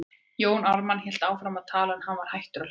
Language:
Icelandic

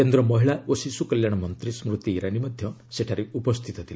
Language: Odia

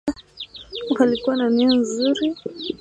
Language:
Swahili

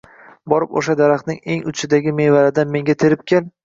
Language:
Uzbek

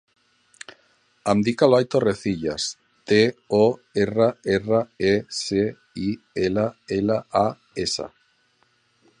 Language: Catalan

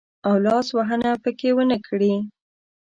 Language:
Pashto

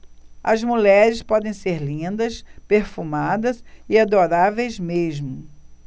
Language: Portuguese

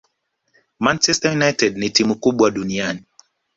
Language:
Swahili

